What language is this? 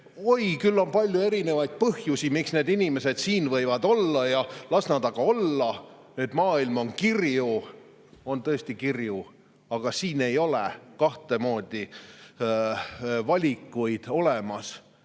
Estonian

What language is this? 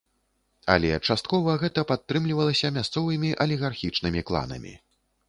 Belarusian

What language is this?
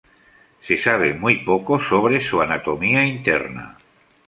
Spanish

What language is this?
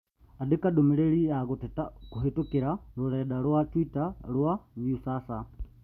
Kikuyu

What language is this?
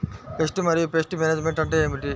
Telugu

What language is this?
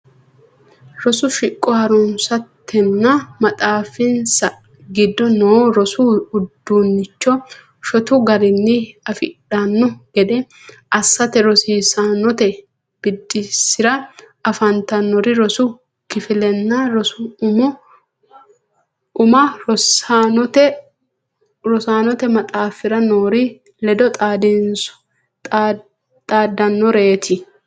Sidamo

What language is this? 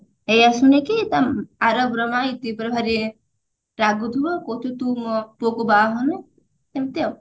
Odia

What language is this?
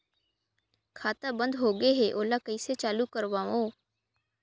Chhattisgarhi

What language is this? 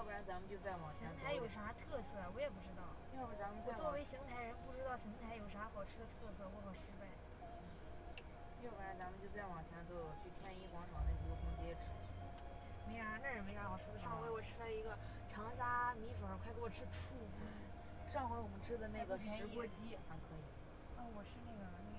Chinese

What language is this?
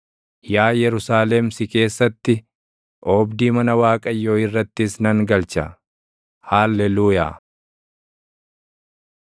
Oromo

